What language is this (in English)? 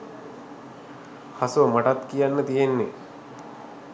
Sinhala